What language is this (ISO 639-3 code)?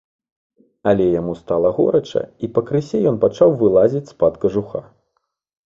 bel